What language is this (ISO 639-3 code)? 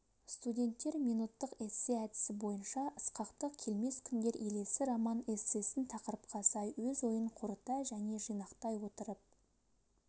kaz